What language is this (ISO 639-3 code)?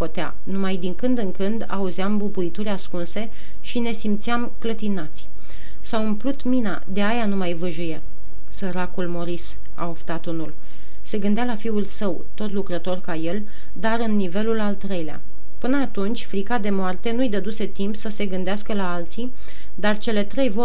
ron